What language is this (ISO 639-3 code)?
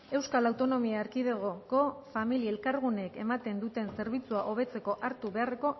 eus